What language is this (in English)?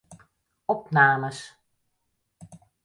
Western Frisian